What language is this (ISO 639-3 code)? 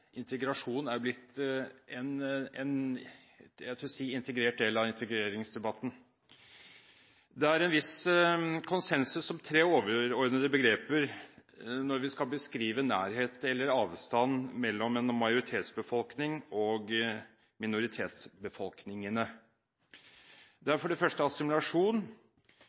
nob